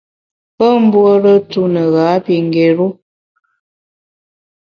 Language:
Bamun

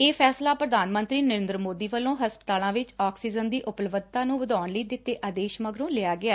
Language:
Punjabi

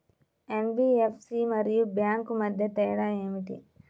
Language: Telugu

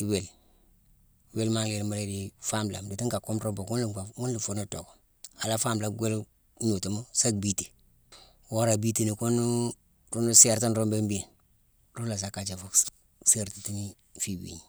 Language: Mansoanka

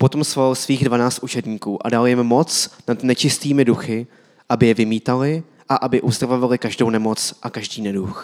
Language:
Czech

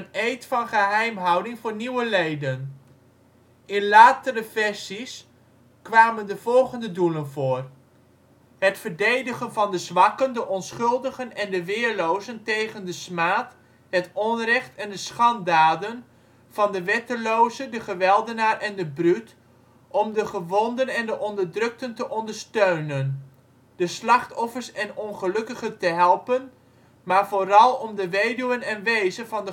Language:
Dutch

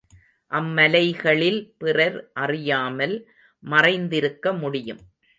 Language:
Tamil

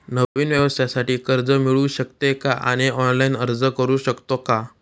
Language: Marathi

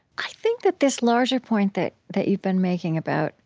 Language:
English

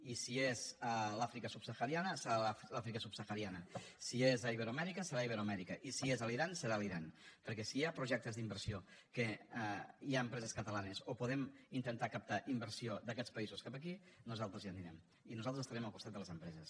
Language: Catalan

